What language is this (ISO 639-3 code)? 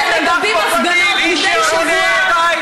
heb